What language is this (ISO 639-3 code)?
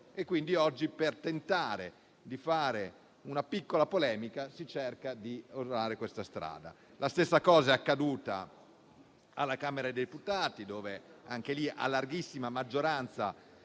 ita